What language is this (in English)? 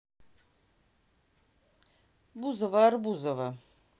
Russian